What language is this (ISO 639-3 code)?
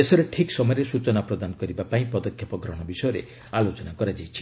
ori